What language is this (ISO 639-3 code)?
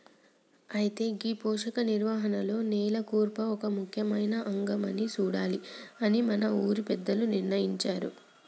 tel